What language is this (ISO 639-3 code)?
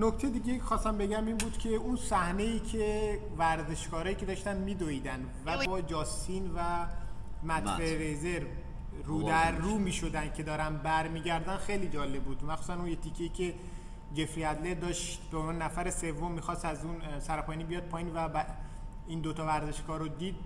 fas